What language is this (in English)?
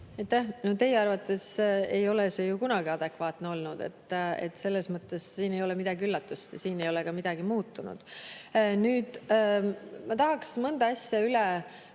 Estonian